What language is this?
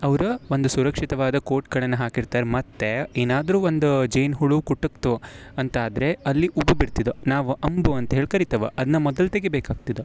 Kannada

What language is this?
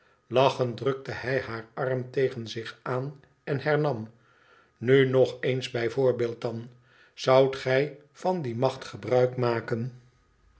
Dutch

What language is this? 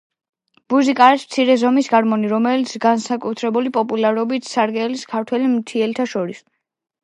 Georgian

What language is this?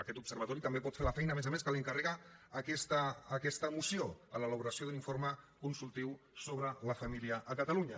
Catalan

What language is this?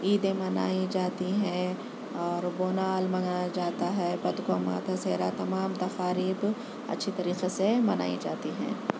Urdu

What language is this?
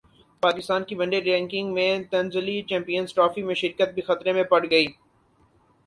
Urdu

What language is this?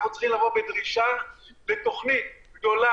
Hebrew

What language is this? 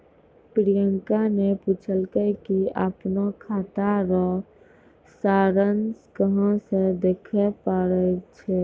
Maithili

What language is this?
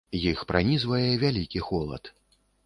Belarusian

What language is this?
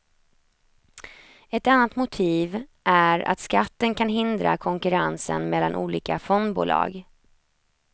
Swedish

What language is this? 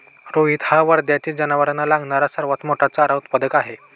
Marathi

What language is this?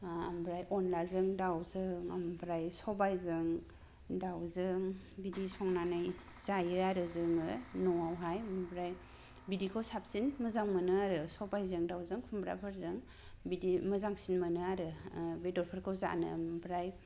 Bodo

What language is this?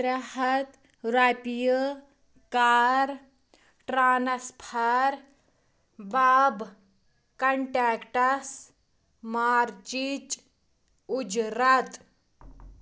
Kashmiri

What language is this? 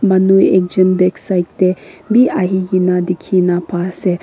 Naga Pidgin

